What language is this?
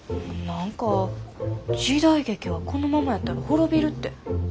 Japanese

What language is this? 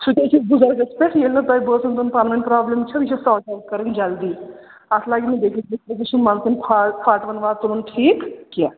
Kashmiri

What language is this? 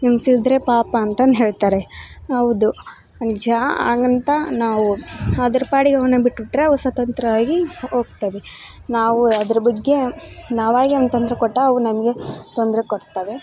Kannada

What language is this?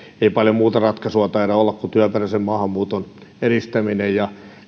Finnish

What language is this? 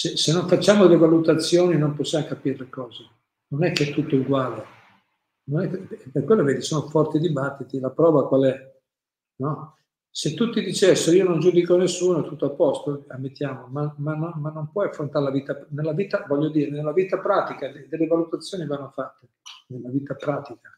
Italian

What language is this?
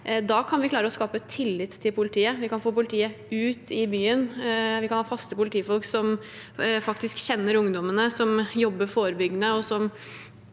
Norwegian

